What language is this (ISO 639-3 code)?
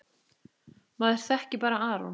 isl